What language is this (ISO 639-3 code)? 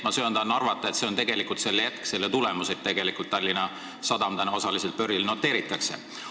est